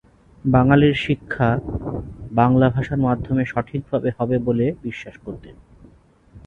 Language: Bangla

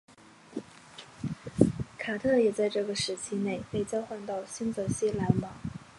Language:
Chinese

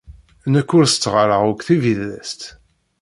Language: Kabyle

